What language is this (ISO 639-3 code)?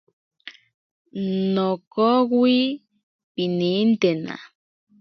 prq